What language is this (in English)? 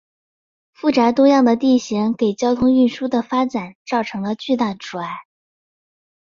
Chinese